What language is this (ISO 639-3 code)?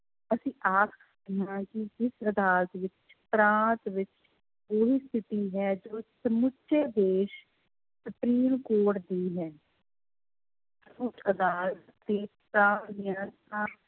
pan